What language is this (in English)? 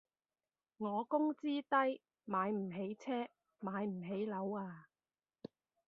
Cantonese